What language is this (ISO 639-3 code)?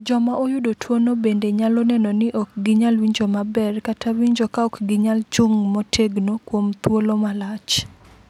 luo